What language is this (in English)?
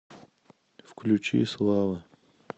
Russian